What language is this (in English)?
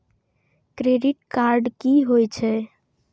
Maithili